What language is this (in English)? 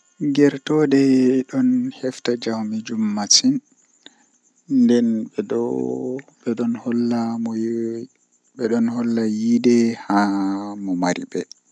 Western Niger Fulfulde